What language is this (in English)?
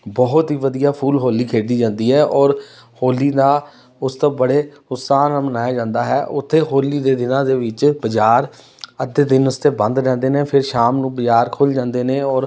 Punjabi